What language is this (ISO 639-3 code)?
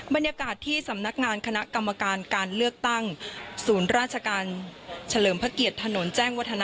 tha